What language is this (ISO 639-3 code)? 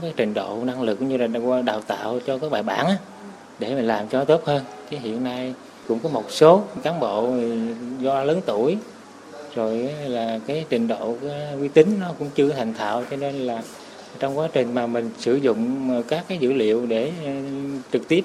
vie